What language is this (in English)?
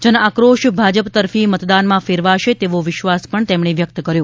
Gujarati